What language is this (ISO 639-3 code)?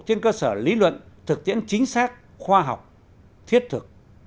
vie